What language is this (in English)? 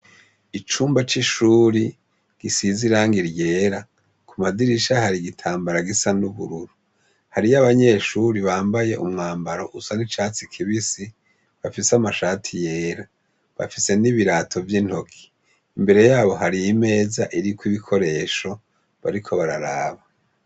Rundi